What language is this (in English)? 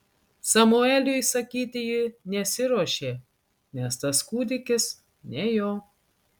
Lithuanian